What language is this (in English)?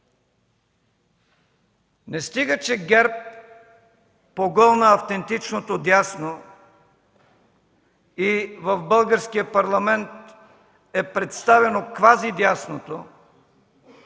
Bulgarian